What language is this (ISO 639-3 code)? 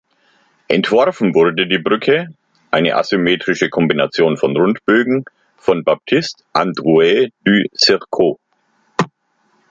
deu